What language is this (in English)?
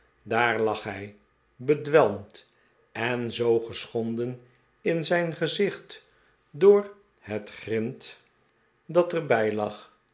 Dutch